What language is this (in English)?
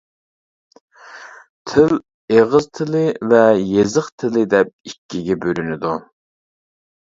Uyghur